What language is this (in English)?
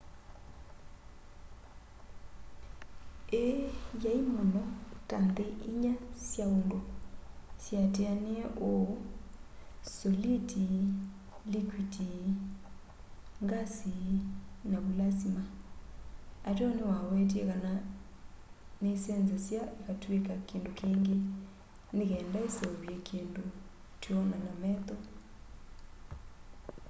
Kamba